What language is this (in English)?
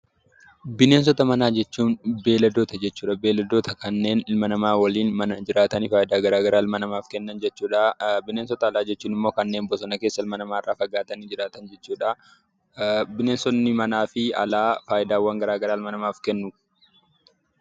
Oromo